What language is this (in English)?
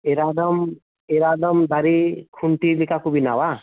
Santali